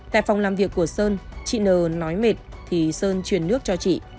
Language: Vietnamese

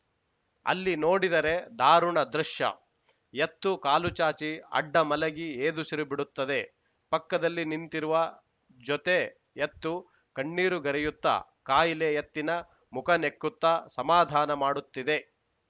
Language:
Kannada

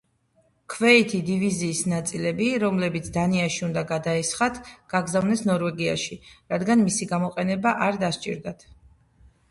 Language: Georgian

